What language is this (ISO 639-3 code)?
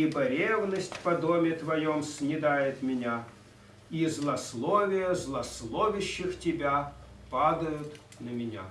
rus